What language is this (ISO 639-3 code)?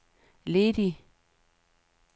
dan